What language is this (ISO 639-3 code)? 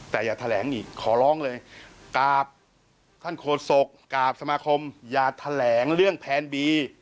tha